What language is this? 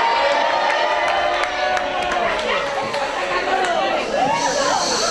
Catalan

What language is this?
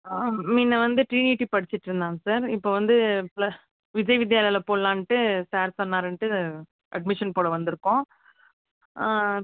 Tamil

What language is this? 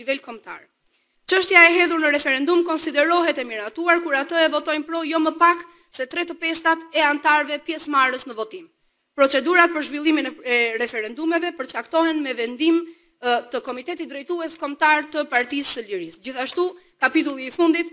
Romanian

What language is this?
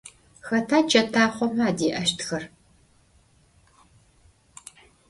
Adyghe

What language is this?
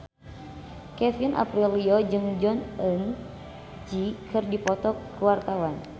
Sundanese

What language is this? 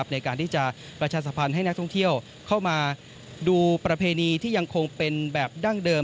Thai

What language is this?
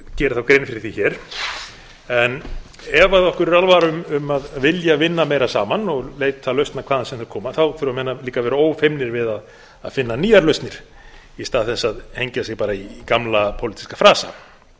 Icelandic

